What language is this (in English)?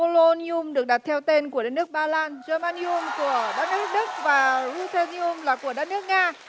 Vietnamese